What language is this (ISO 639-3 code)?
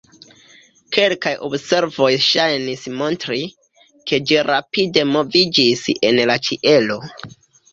epo